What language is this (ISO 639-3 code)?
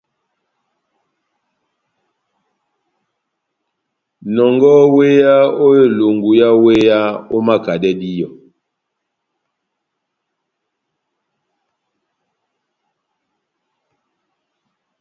bnm